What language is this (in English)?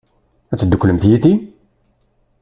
Kabyle